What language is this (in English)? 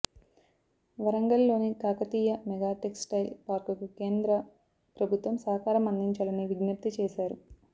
Telugu